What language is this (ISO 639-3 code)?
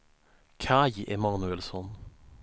swe